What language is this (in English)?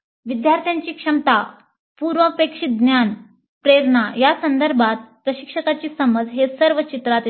Marathi